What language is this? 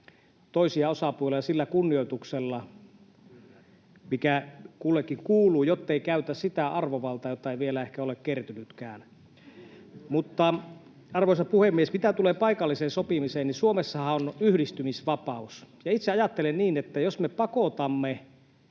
Finnish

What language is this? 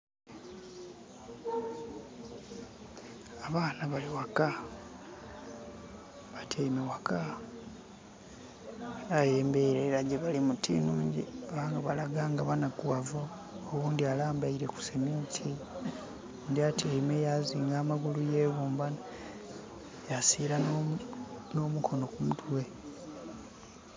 Soga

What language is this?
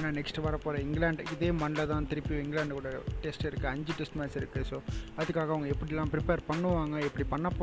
Tamil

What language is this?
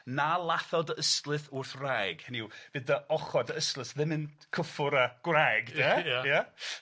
Welsh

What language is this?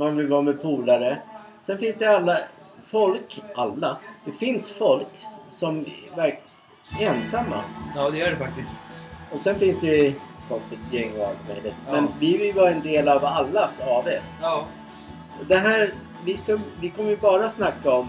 Swedish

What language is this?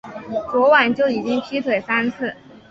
Chinese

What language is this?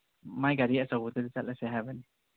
Manipuri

